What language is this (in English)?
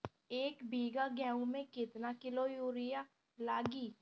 Bhojpuri